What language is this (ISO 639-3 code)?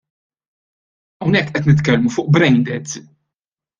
mlt